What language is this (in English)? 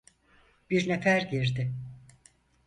Turkish